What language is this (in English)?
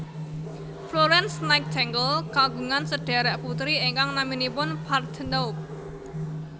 Javanese